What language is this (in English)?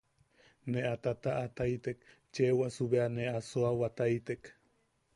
Yaqui